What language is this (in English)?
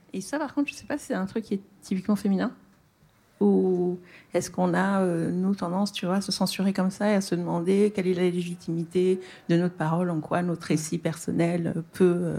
French